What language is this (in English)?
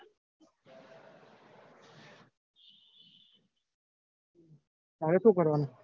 Gujarati